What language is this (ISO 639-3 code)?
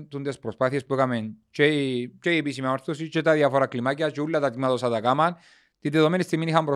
ell